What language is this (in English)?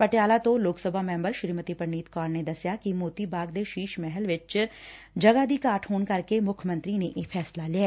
Punjabi